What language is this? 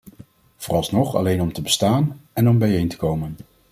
Dutch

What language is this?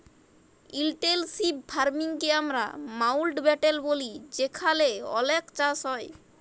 Bangla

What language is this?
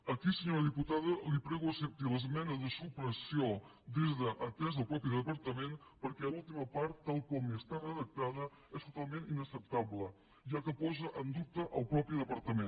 Catalan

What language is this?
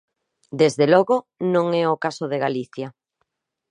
Galician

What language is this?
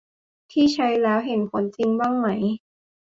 Thai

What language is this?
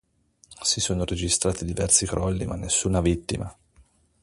Italian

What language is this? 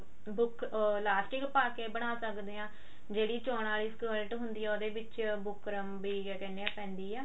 Punjabi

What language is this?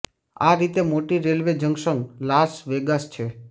Gujarati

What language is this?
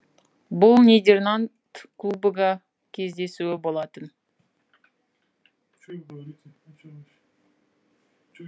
Kazakh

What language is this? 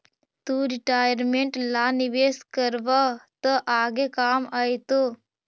Magahi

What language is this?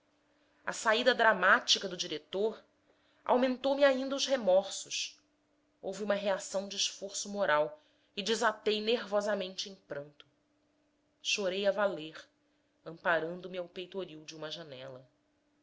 Portuguese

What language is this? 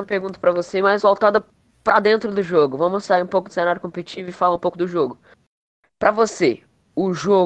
Portuguese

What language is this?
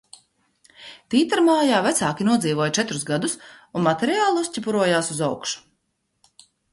Latvian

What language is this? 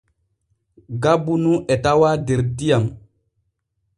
Borgu Fulfulde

